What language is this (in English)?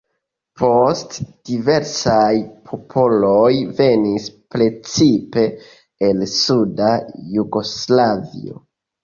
Esperanto